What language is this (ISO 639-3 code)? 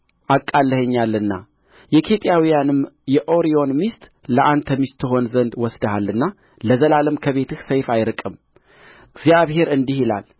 amh